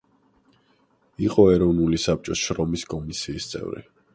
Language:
Georgian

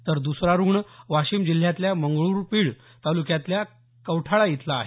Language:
Marathi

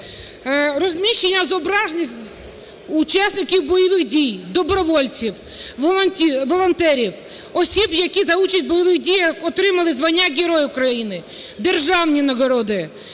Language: Ukrainian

